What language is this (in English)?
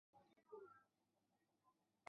Chinese